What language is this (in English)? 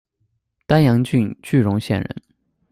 Chinese